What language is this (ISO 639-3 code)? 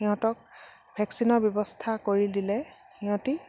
asm